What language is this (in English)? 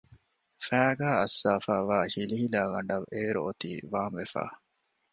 Divehi